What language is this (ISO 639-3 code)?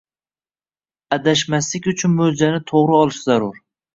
uzb